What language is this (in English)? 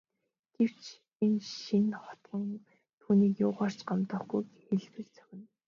Mongolian